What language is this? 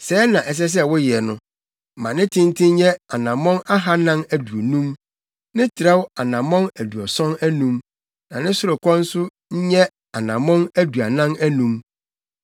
Akan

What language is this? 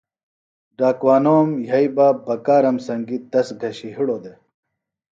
Phalura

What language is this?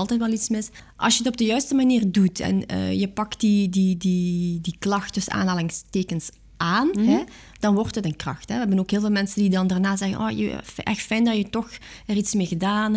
Dutch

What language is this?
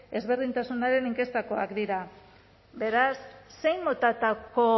Basque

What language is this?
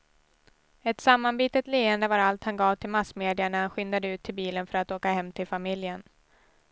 Swedish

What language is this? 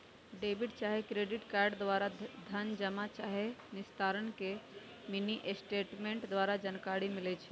Magahi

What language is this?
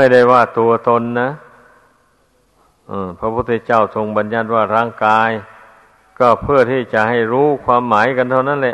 Thai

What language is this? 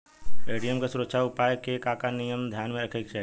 Bhojpuri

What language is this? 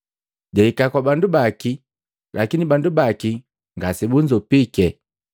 Matengo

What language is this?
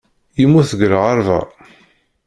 Kabyle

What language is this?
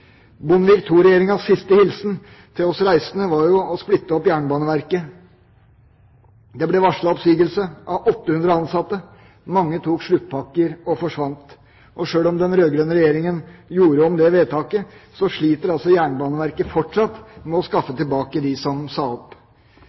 Norwegian Bokmål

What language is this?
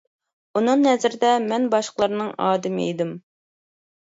Uyghur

